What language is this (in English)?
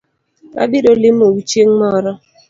Luo (Kenya and Tanzania)